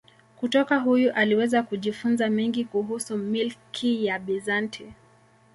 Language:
Swahili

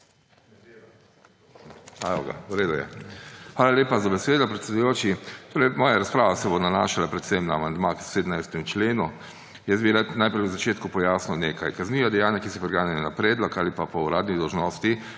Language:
Slovenian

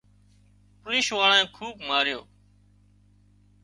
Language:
Wadiyara Koli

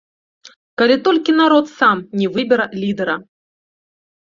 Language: Belarusian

